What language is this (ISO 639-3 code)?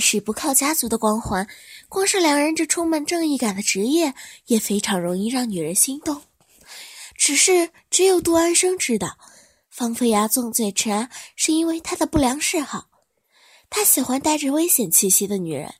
zho